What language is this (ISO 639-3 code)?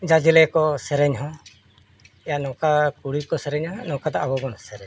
sat